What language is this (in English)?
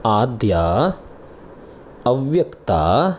Sanskrit